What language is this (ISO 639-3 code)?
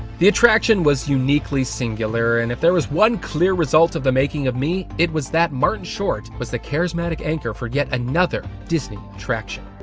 eng